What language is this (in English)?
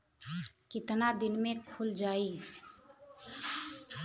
Bhojpuri